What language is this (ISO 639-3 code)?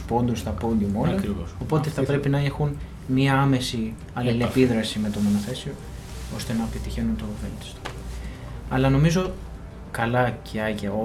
ell